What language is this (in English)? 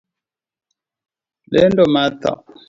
Luo (Kenya and Tanzania)